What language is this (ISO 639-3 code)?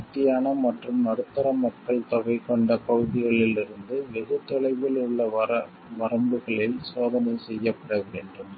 tam